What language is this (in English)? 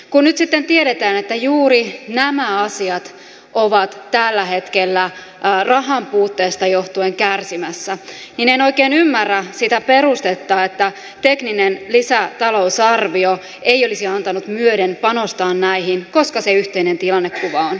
Finnish